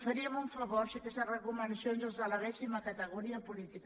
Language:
Catalan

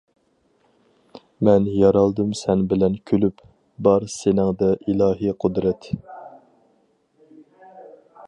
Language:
Uyghur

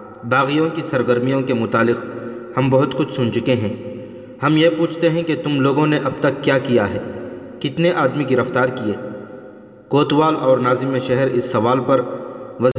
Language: Urdu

